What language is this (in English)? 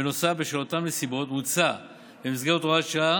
Hebrew